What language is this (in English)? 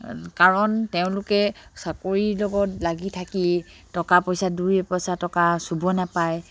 Assamese